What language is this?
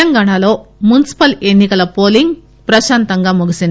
Telugu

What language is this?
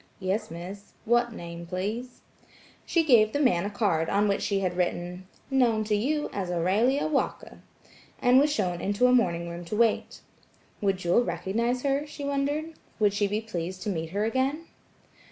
English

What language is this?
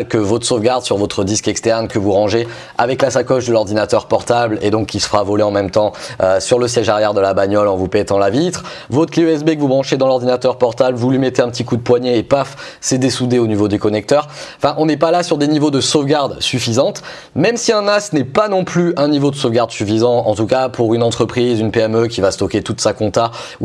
French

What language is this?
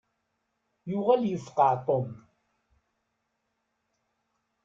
Kabyle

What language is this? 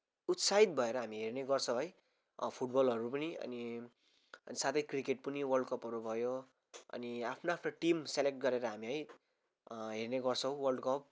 Nepali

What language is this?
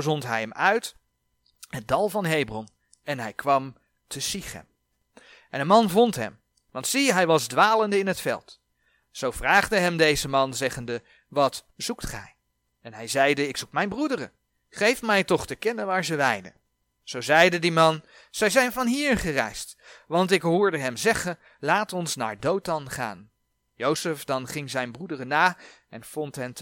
Dutch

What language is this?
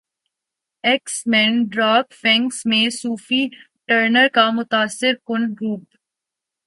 Urdu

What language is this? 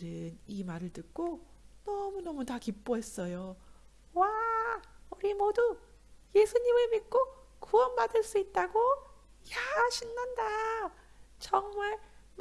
Korean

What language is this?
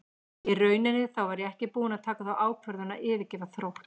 Icelandic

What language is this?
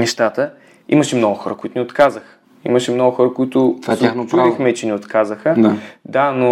Bulgarian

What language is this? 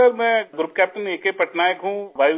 Urdu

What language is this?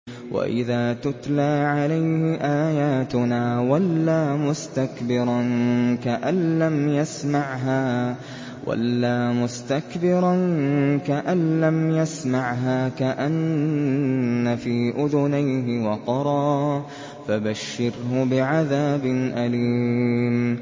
Arabic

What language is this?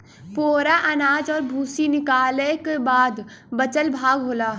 Bhojpuri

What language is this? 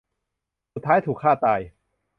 Thai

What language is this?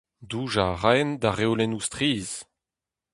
Breton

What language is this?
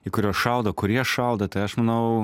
Lithuanian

